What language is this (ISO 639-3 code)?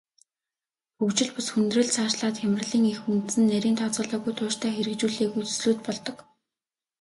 mon